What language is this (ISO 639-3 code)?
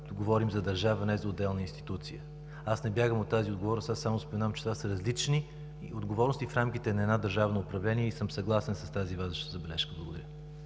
bul